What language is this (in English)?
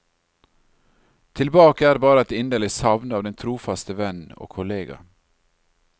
Norwegian